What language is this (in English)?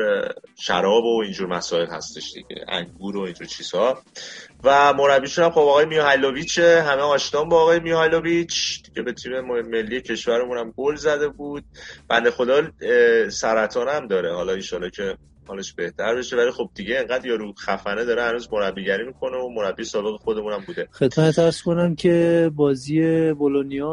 Persian